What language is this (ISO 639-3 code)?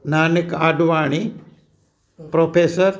snd